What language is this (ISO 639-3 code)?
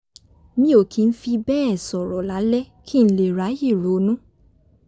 yor